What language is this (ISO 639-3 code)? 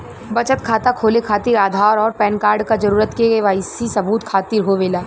bho